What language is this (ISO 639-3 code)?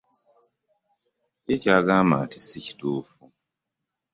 lug